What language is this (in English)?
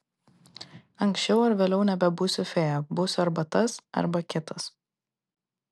Lithuanian